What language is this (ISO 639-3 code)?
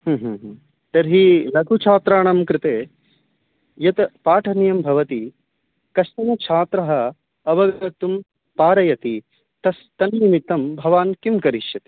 san